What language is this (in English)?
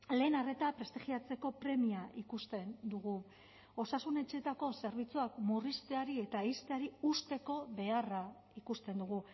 Basque